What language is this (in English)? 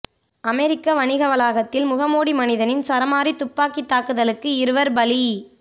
Tamil